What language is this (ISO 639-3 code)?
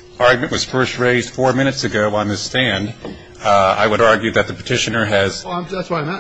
eng